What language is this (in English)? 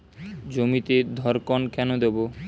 Bangla